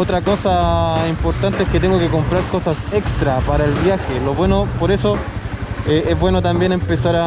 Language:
Spanish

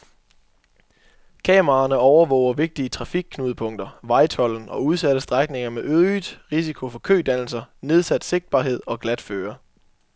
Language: Danish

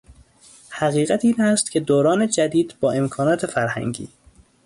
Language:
Persian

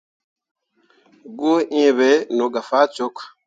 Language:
Mundang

